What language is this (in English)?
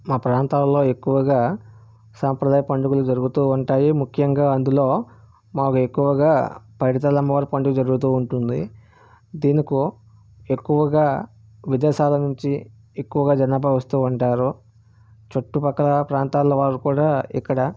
Telugu